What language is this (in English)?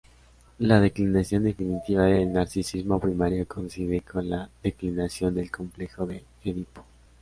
Spanish